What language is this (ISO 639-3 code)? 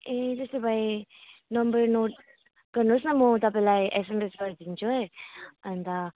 nep